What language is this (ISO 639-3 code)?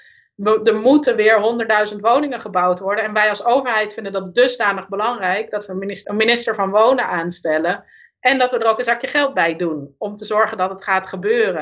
nld